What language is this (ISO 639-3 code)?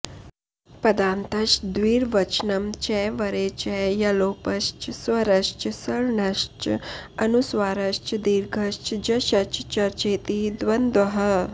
san